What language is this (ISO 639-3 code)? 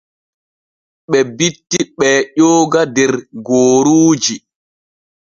fue